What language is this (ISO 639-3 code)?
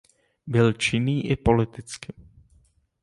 ces